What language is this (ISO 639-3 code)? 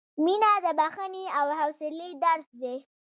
pus